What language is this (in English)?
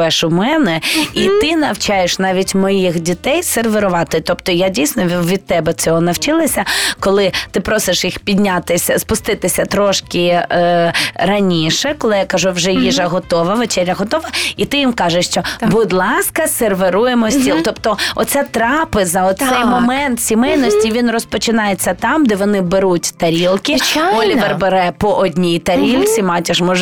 Ukrainian